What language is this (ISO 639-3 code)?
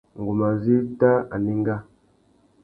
bag